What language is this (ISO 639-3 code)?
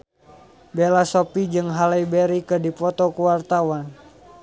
sun